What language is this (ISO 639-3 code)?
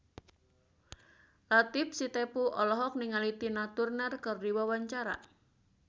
sun